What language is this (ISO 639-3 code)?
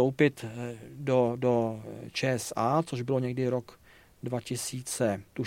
ces